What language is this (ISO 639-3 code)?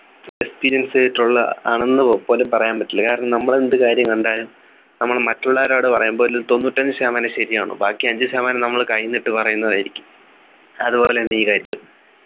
mal